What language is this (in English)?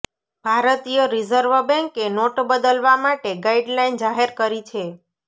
Gujarati